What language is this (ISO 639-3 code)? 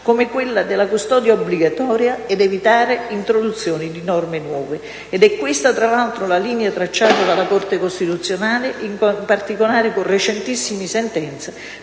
ita